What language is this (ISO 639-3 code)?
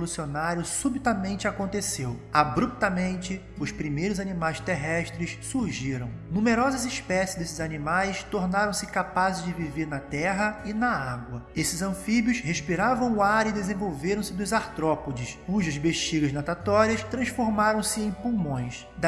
por